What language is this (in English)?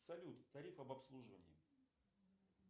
Russian